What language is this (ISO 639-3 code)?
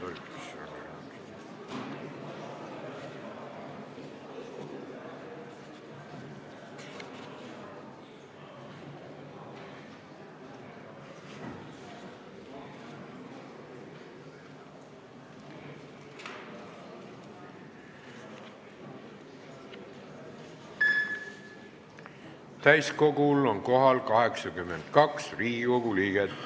est